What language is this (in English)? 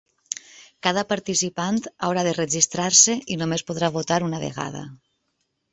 Catalan